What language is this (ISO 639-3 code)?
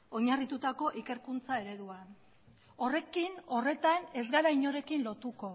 eus